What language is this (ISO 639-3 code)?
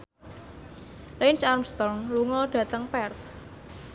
jav